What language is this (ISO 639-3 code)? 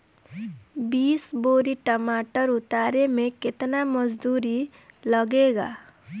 bho